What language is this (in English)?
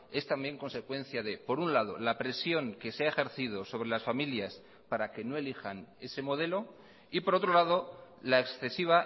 Spanish